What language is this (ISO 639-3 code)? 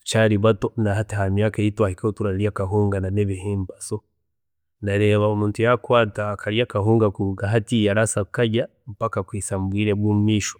cgg